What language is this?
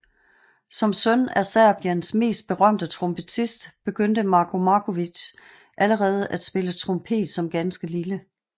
Danish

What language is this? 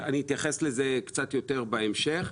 Hebrew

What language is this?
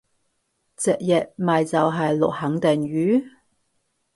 Cantonese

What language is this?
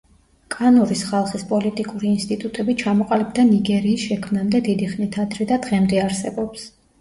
Georgian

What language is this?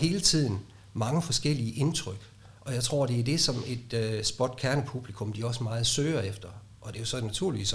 Danish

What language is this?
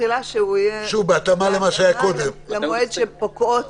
Hebrew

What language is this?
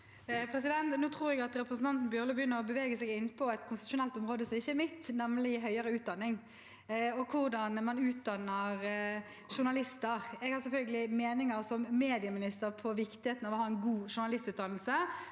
Norwegian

